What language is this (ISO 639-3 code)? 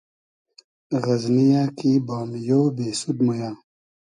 haz